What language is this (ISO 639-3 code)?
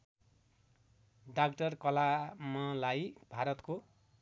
nep